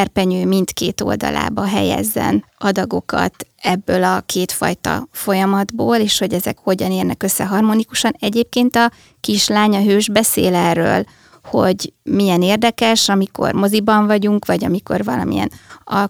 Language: Hungarian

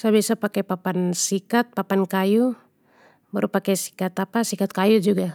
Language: Papuan Malay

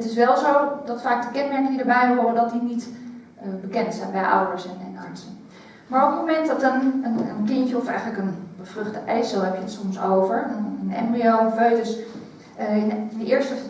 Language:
Dutch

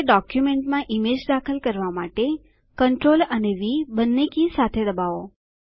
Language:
Gujarati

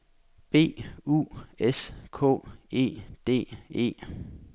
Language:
Danish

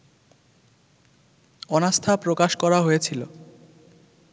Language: Bangla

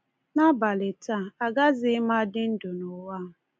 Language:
Igbo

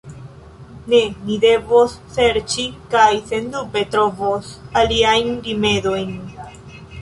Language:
Esperanto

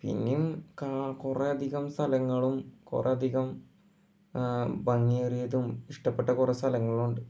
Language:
Malayalam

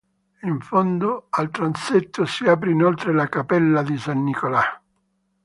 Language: Italian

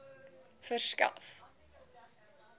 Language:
Afrikaans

